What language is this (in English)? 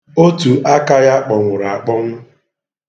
Igbo